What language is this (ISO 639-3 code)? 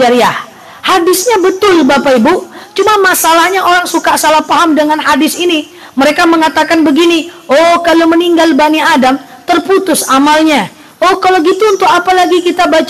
ind